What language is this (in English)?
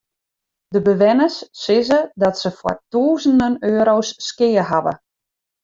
Western Frisian